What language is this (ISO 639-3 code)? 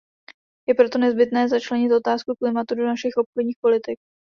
ces